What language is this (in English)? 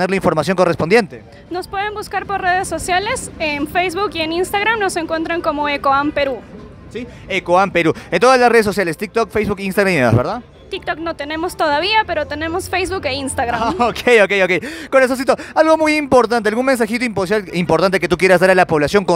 Spanish